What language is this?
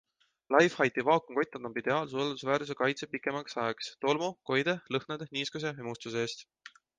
Estonian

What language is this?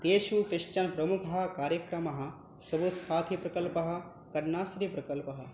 Sanskrit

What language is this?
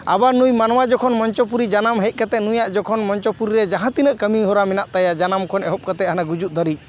Santali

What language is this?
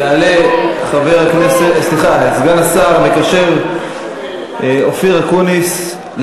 Hebrew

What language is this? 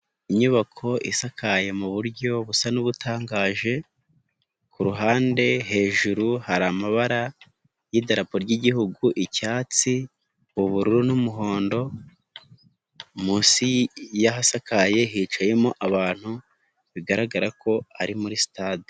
Kinyarwanda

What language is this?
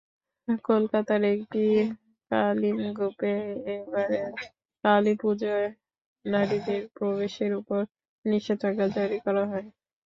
Bangla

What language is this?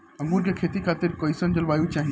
Bhojpuri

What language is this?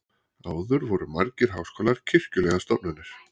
Icelandic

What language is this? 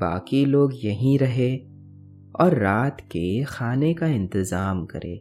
Hindi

